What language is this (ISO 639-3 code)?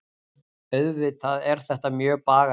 isl